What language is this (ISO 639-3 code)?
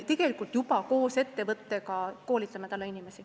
est